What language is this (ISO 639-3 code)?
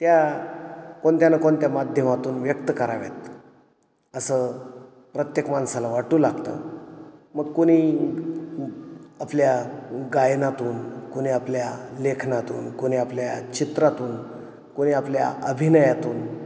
mar